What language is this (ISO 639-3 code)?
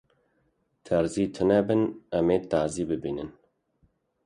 kur